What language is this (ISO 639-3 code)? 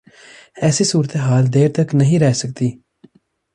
urd